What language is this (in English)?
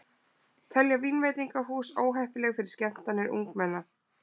Icelandic